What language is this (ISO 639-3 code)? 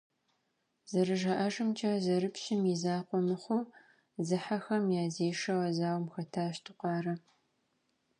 kbd